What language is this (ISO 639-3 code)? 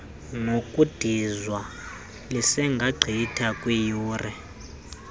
xho